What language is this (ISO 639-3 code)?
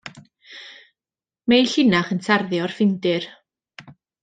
cym